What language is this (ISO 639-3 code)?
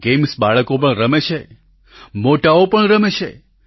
guj